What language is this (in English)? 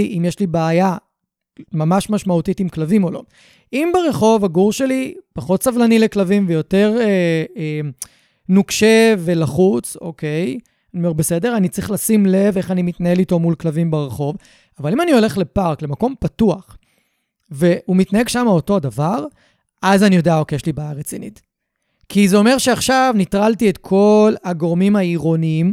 Hebrew